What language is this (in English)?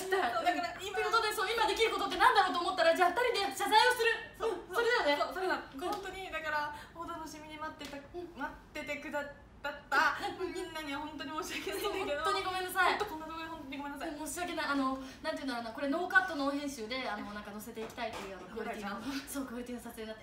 Japanese